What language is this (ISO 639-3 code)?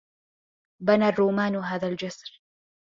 ara